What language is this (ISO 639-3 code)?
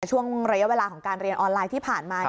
tha